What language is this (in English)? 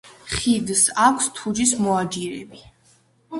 Georgian